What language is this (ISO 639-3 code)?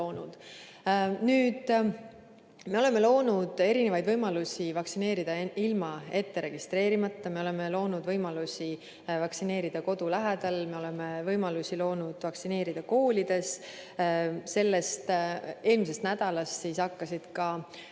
est